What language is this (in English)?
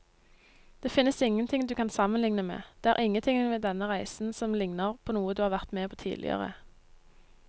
Norwegian